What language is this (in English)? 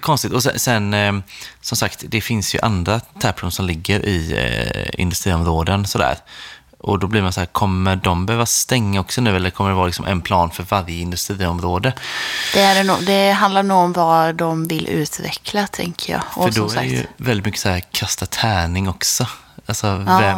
Swedish